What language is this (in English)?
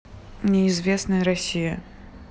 Russian